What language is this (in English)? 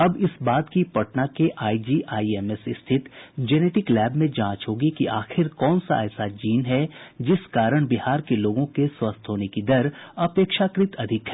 Hindi